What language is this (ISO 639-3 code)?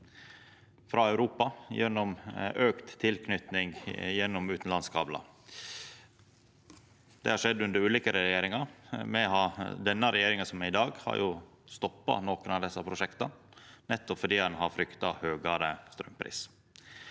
nor